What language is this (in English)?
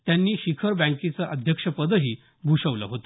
Marathi